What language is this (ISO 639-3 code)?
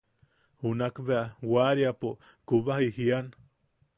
yaq